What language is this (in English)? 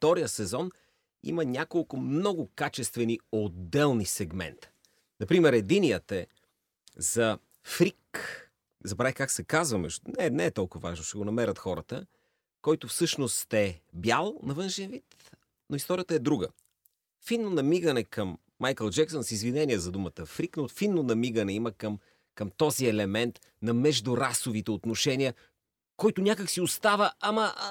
Bulgarian